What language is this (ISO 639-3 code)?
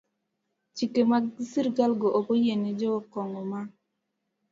luo